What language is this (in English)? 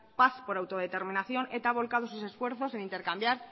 Spanish